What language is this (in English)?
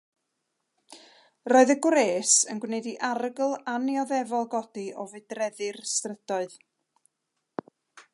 Welsh